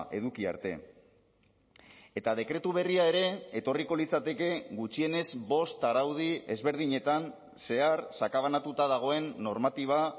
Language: Basque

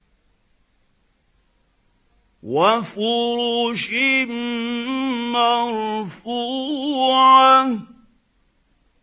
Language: Arabic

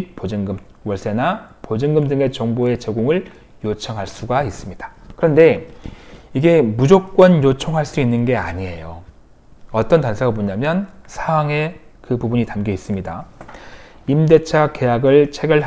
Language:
Korean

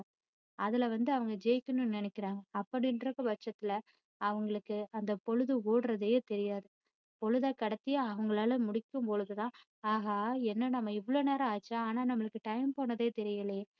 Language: Tamil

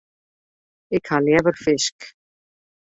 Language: Western Frisian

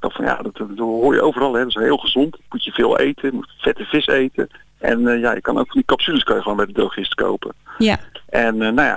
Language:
Dutch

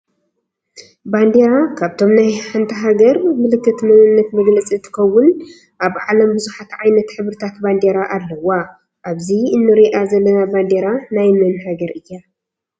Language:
Tigrinya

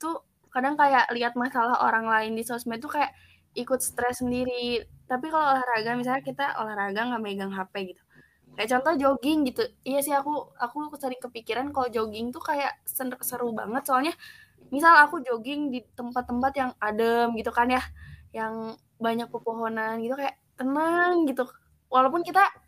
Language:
Indonesian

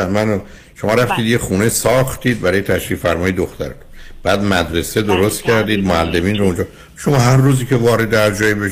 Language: Persian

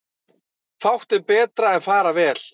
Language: Icelandic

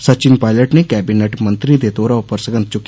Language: Dogri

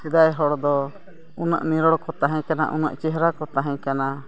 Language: Santali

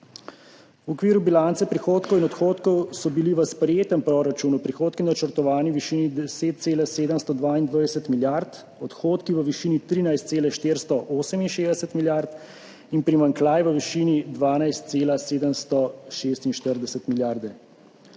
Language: Slovenian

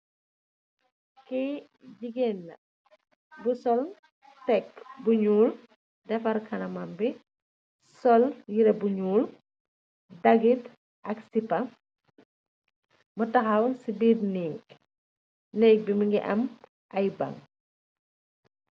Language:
Wolof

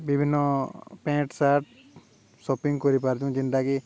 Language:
Odia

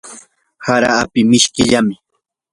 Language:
Yanahuanca Pasco Quechua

